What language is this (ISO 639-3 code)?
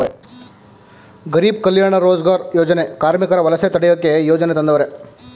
kan